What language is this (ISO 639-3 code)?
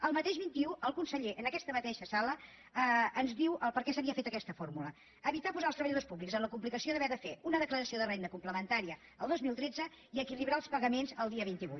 cat